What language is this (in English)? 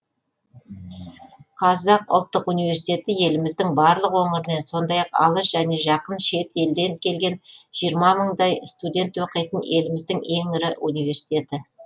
Kazakh